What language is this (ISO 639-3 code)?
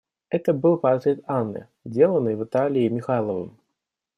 rus